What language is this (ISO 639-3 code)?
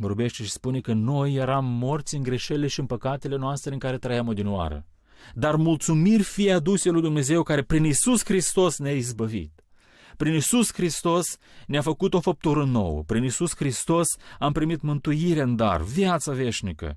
ron